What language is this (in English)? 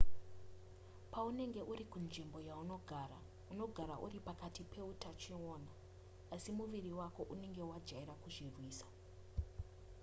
Shona